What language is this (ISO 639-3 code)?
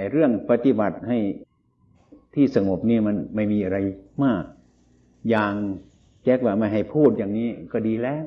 tha